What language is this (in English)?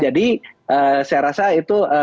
Indonesian